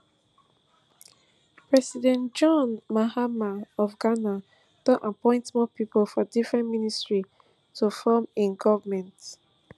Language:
Nigerian Pidgin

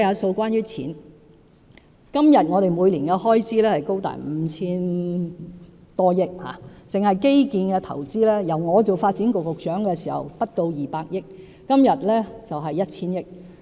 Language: Cantonese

